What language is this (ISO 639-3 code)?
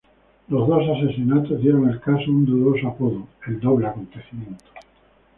spa